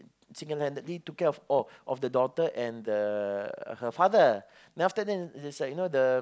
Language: English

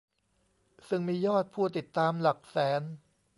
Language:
Thai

